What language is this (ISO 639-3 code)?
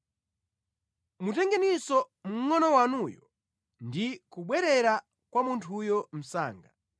nya